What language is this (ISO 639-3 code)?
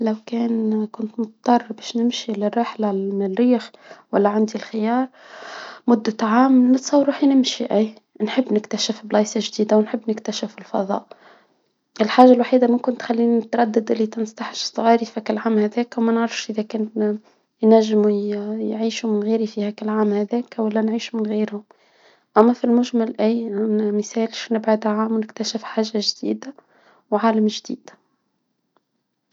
aeb